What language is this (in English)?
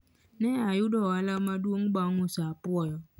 Luo (Kenya and Tanzania)